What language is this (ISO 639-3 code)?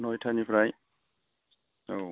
brx